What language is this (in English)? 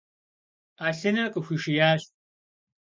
Kabardian